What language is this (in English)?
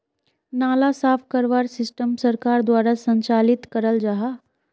Magahi